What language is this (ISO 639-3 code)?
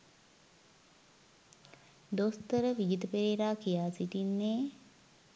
sin